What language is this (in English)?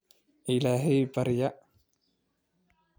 Somali